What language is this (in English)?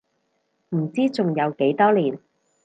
Cantonese